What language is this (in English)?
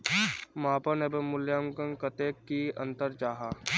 Magahi